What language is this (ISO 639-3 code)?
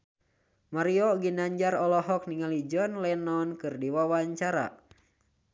sun